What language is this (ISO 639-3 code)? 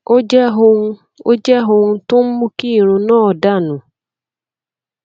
yor